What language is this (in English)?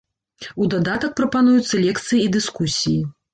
Belarusian